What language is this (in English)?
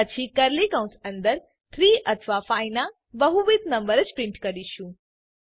Gujarati